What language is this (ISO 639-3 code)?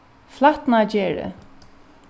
fao